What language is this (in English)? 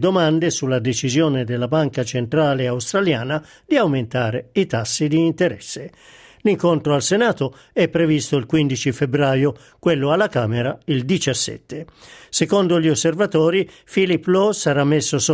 Italian